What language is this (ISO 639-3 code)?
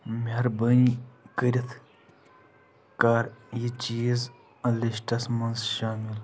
kas